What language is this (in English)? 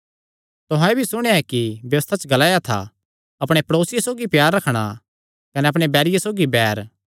Kangri